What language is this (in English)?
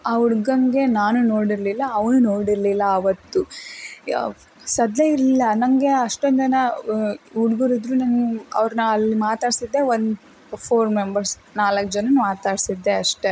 Kannada